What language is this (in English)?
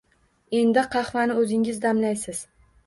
Uzbek